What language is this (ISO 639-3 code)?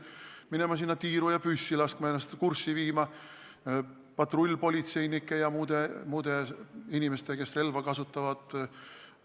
est